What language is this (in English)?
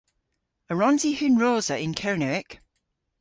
Cornish